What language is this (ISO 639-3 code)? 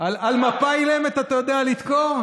heb